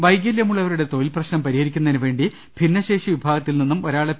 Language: Malayalam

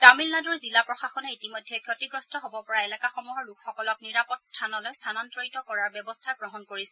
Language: Assamese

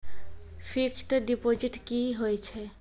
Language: Maithili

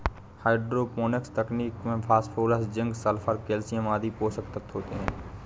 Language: Hindi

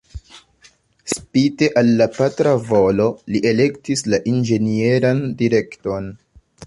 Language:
Esperanto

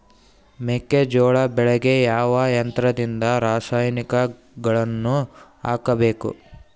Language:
Kannada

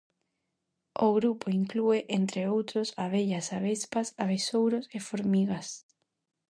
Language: Galician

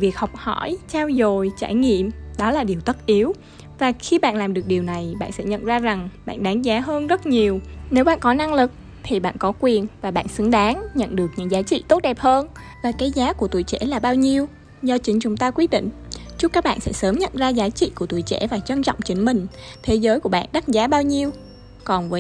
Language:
Vietnamese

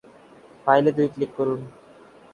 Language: Bangla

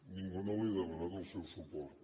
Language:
Catalan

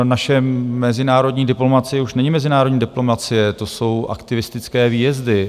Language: Czech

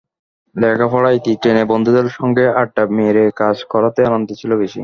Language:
Bangla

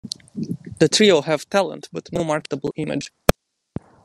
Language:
English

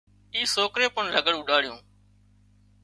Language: Wadiyara Koli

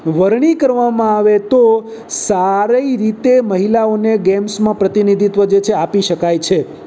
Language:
Gujarati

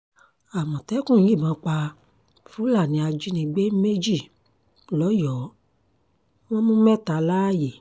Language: Yoruba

